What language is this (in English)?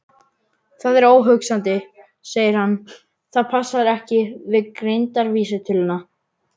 Icelandic